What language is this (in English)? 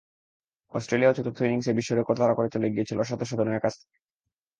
Bangla